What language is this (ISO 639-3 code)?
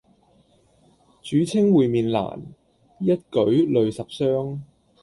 yue